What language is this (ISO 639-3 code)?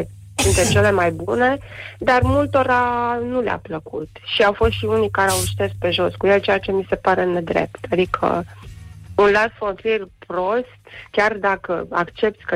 ron